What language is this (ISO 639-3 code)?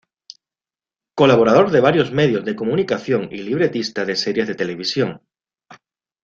spa